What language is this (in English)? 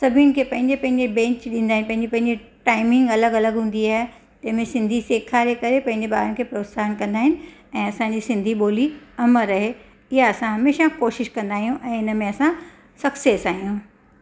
Sindhi